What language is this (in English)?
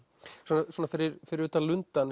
Icelandic